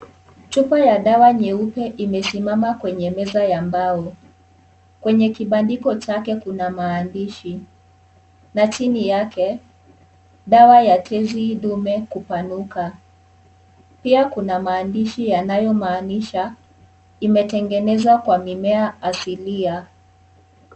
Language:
Swahili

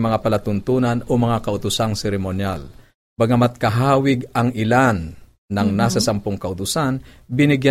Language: Filipino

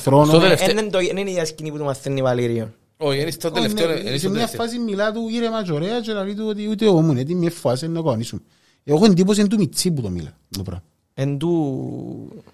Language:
Greek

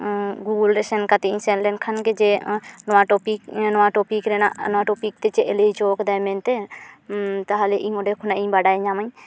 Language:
Santali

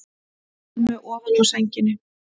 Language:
Icelandic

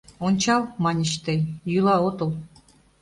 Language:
Mari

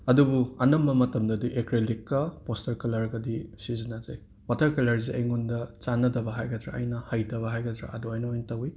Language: Manipuri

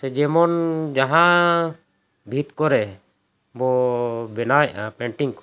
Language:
Santali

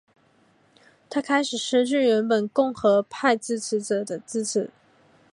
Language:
Chinese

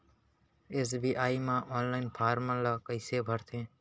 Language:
Chhattisgarhi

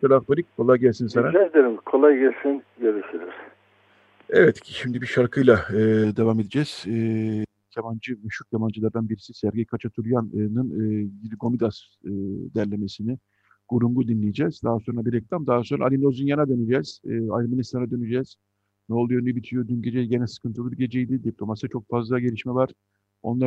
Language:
Turkish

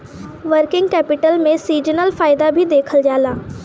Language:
Bhojpuri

